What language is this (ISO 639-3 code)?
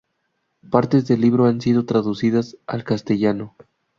spa